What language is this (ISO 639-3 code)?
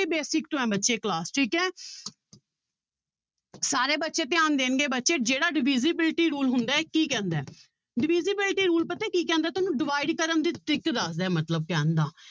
pan